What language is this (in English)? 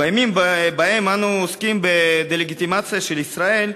Hebrew